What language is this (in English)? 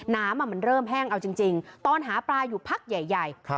Thai